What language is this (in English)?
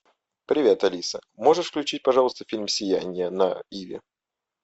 Russian